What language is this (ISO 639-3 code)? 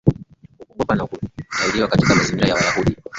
swa